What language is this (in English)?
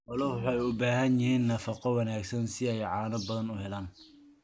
Somali